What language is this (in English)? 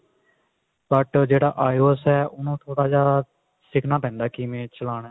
Punjabi